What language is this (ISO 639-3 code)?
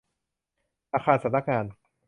tha